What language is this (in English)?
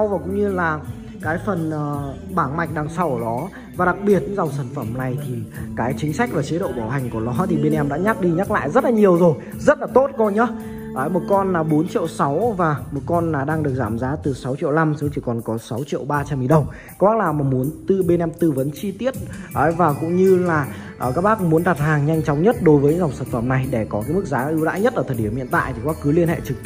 Vietnamese